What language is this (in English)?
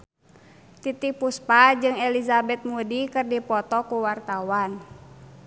Sundanese